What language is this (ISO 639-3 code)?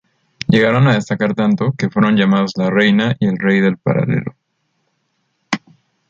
spa